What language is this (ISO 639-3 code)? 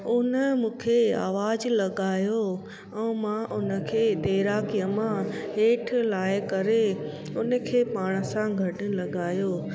snd